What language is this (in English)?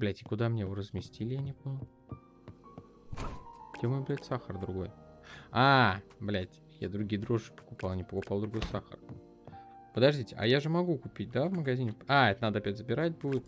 Russian